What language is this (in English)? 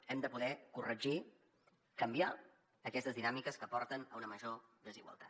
Catalan